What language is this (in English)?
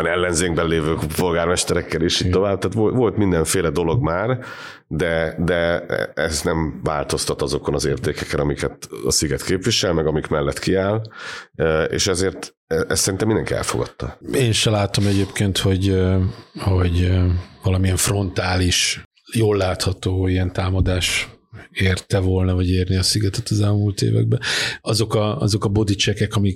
Hungarian